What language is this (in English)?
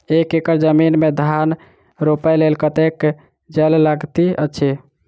Maithili